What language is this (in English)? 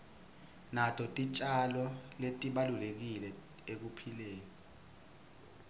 Swati